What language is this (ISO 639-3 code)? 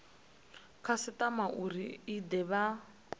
ven